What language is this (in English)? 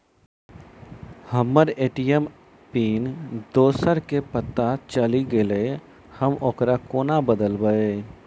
Maithili